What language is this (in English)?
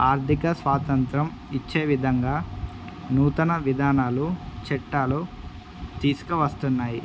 Telugu